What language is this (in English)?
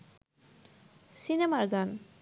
Bangla